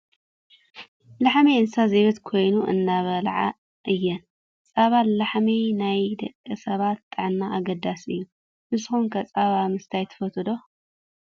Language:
Tigrinya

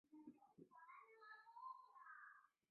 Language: Chinese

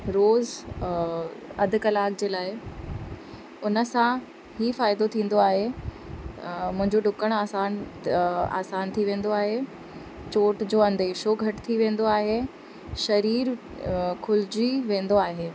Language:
Sindhi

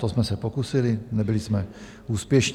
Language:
Czech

